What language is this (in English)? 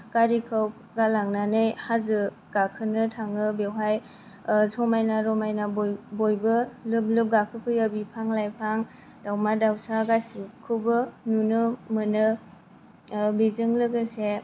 Bodo